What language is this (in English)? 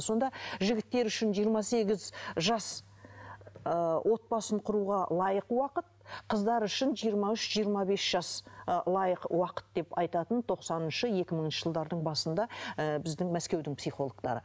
Kazakh